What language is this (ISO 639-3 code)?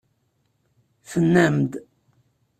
kab